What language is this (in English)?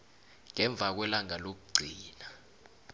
South Ndebele